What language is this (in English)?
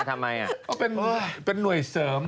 Thai